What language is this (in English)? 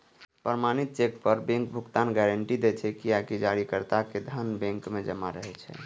Maithili